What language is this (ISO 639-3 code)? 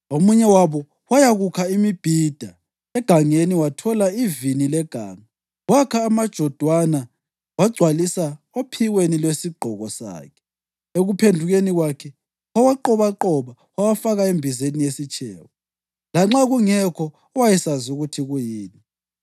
nde